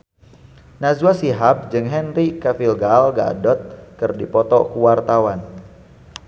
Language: Sundanese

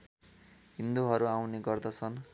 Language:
Nepali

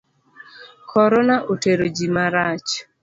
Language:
Luo (Kenya and Tanzania)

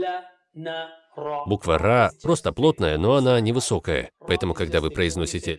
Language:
Russian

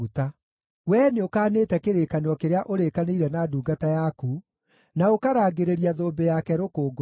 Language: Kikuyu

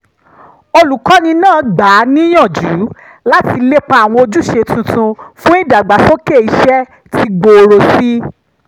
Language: Yoruba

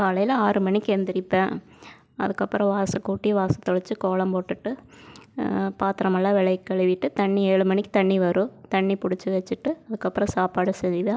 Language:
Tamil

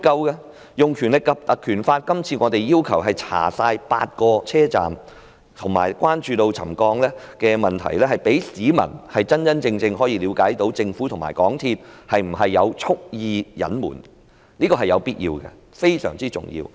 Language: Cantonese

